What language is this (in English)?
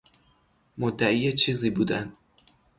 Persian